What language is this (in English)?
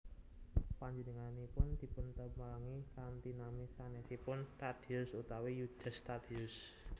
Javanese